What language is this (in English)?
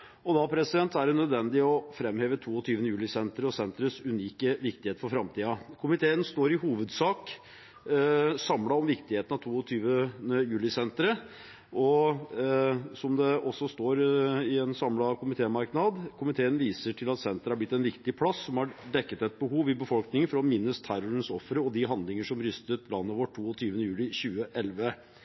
Norwegian Bokmål